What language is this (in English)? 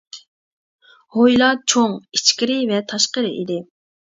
Uyghur